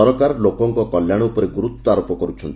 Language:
Odia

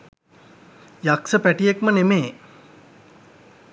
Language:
Sinhala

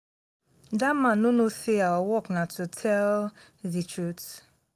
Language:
Nigerian Pidgin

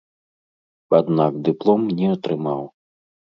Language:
Belarusian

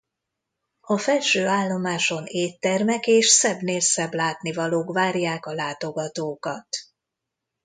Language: Hungarian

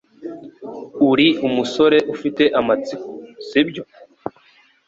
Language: Kinyarwanda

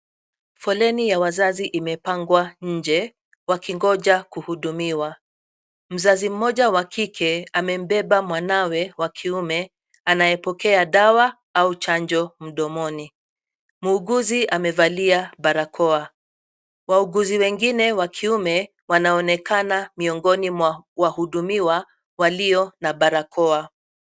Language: Swahili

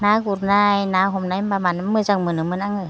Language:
Bodo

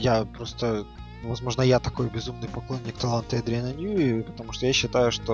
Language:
Russian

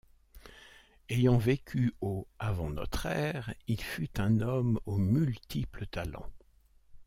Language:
French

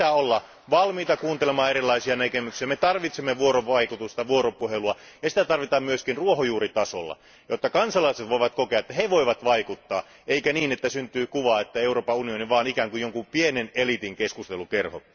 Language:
Finnish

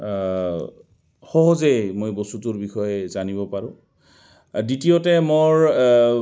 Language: Assamese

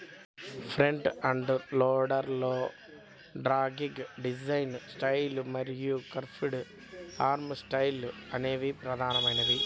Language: Telugu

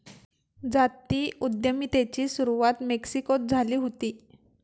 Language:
Marathi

